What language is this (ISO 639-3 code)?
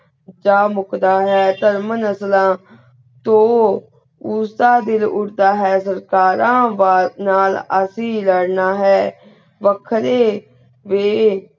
pan